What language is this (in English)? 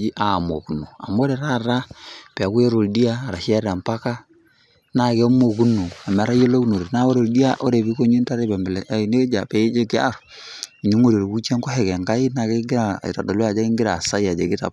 Masai